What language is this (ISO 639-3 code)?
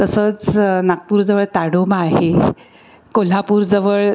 mar